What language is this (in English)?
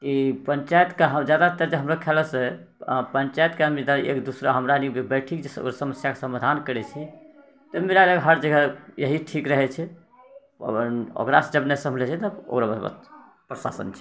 Maithili